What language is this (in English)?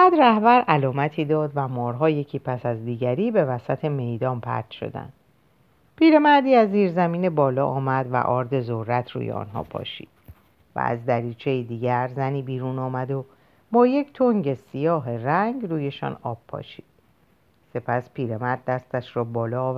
Persian